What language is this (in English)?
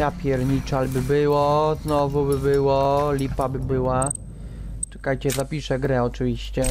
Polish